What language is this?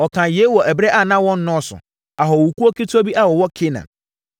Akan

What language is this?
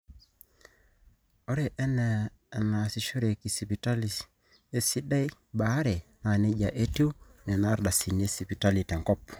Masai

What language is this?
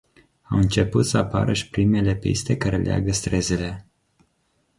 Romanian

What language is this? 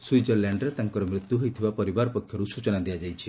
Odia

